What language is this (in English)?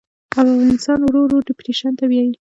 Pashto